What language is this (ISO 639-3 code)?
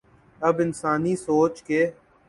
urd